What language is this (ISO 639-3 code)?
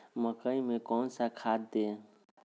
mag